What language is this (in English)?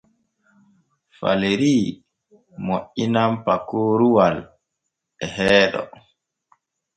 Borgu Fulfulde